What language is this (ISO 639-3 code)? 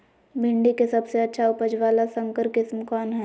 mag